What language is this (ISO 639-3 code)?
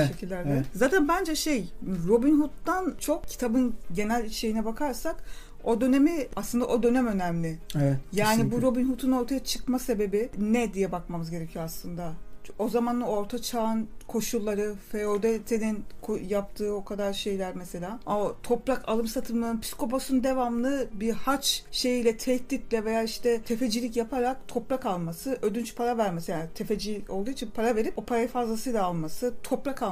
tur